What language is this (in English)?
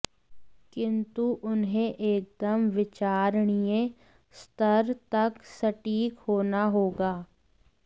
Hindi